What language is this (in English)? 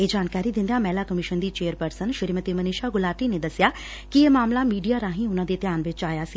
Punjabi